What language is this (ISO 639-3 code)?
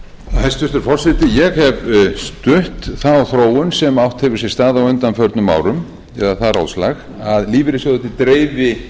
isl